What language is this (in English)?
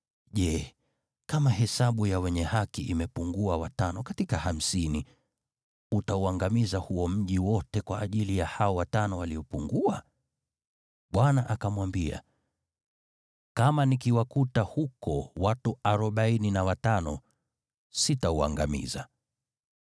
Swahili